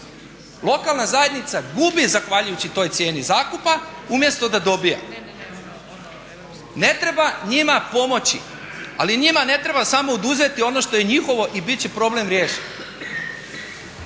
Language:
Croatian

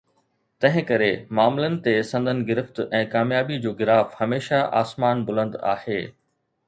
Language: Sindhi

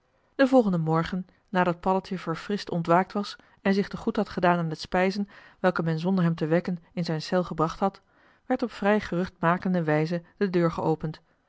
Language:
Dutch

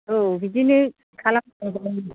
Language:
Bodo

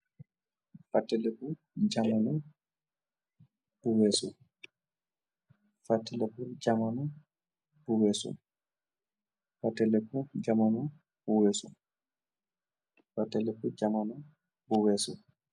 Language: Wolof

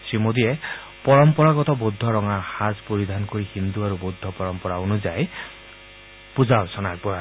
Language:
Assamese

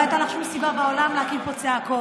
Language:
Hebrew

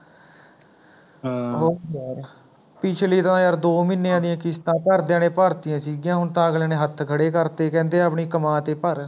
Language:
Punjabi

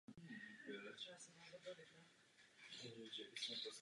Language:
Czech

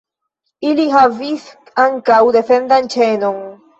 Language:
Esperanto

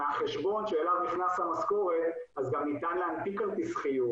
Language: Hebrew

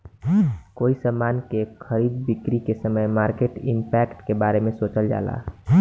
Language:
Bhojpuri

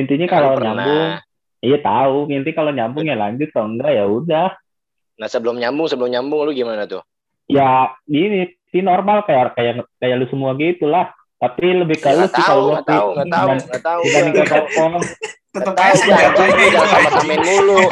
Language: Indonesian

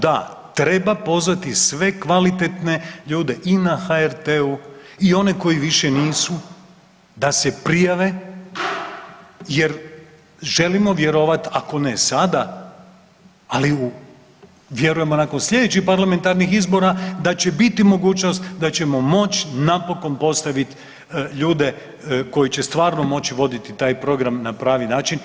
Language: Croatian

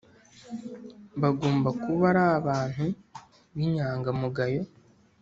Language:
Kinyarwanda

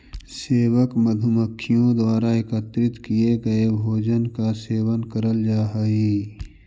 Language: Magahi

